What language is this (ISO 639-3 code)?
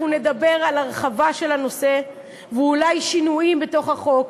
heb